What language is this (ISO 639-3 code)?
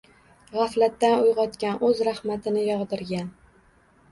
uzb